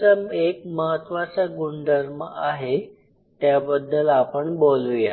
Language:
Marathi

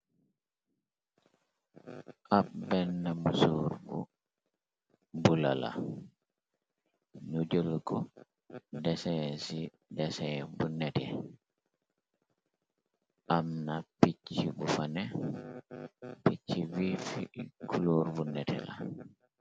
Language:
Wolof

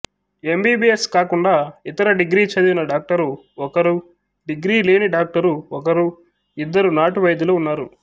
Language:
Telugu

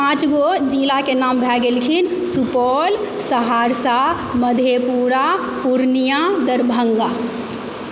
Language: Maithili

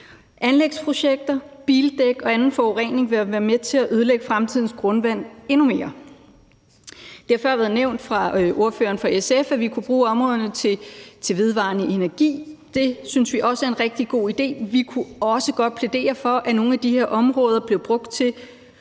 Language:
Danish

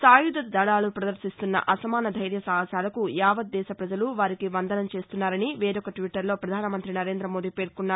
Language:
Telugu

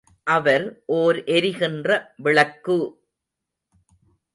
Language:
Tamil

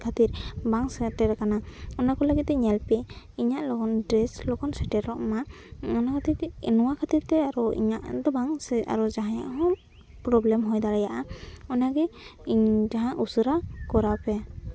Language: Santali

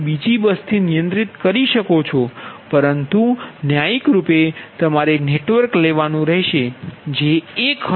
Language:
Gujarati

